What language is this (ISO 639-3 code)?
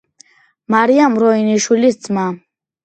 kat